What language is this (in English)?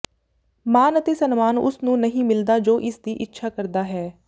Punjabi